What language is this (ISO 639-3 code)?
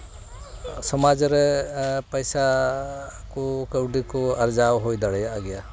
sat